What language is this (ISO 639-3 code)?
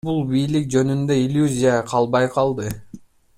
kir